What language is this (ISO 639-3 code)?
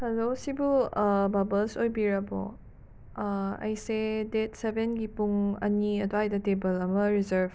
mni